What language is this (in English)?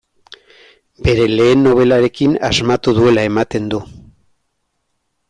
Basque